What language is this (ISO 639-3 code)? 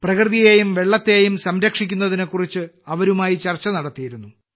mal